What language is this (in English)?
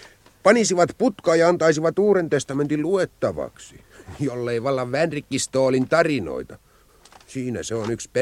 Finnish